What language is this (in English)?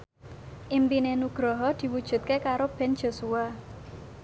Javanese